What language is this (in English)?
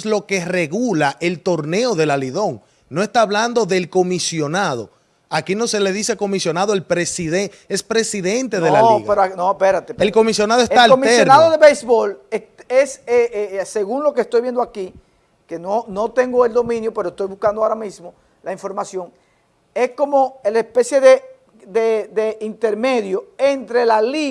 Spanish